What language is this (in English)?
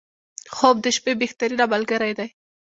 Pashto